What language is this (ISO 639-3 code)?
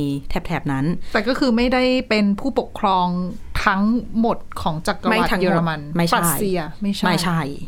tha